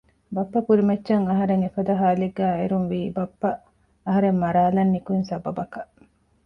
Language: Divehi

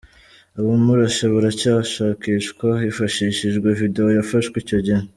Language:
Kinyarwanda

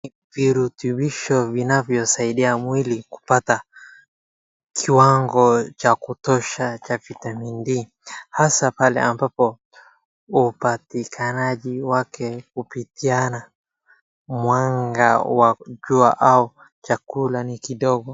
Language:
Swahili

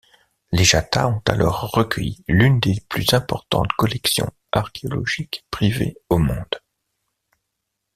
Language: French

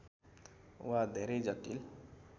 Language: Nepali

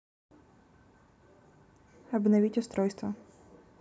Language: Russian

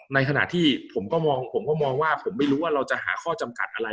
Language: Thai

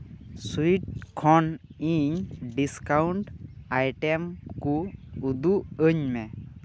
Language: Santali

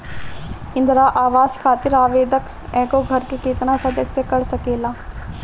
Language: Bhojpuri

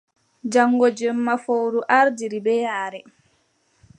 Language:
Adamawa Fulfulde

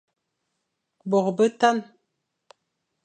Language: Fang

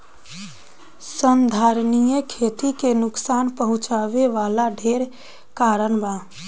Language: Bhojpuri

